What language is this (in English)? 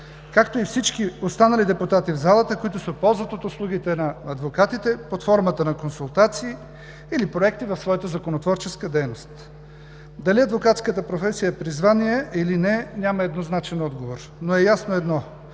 Bulgarian